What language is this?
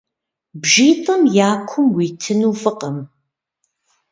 Kabardian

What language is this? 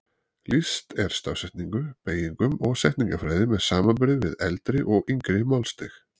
Icelandic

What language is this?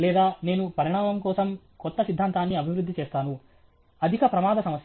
Telugu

